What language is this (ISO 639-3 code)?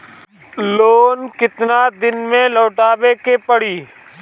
bho